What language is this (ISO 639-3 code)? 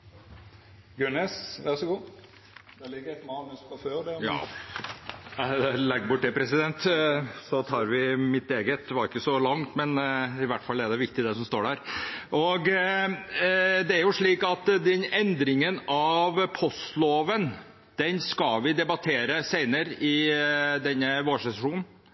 nor